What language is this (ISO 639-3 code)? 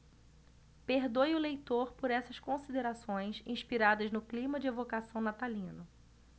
por